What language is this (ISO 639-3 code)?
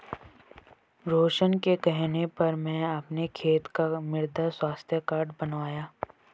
hin